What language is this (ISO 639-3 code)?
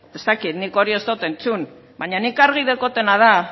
eus